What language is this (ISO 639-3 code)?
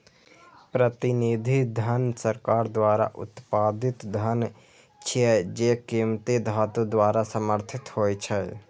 mai